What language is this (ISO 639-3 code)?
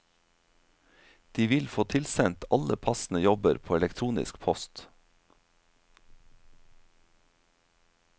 nor